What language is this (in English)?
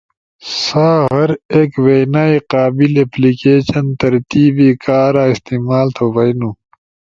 Ushojo